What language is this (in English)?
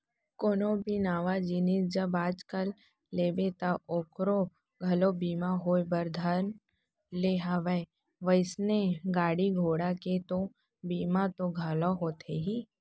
Chhattisgarhi